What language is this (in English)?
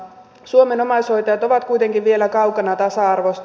Finnish